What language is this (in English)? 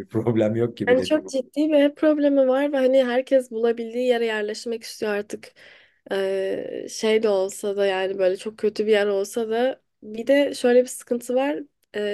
Turkish